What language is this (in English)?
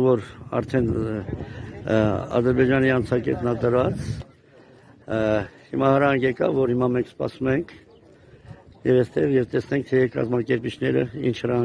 Turkish